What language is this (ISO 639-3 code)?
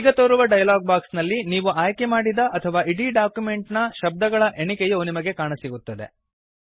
kan